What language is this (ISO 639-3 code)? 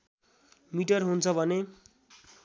nep